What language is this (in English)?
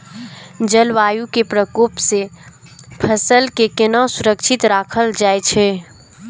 Maithili